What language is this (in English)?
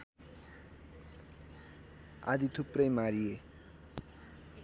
Nepali